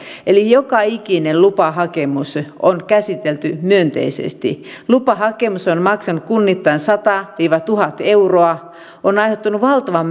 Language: Finnish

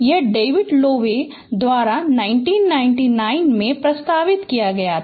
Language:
Hindi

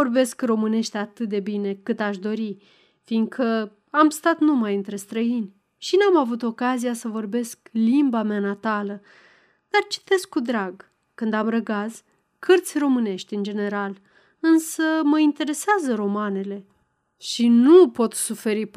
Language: Romanian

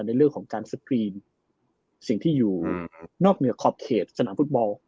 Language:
Thai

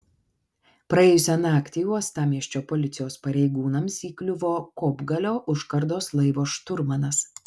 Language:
Lithuanian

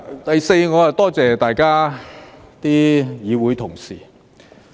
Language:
Cantonese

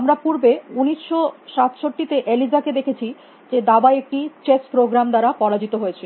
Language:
Bangla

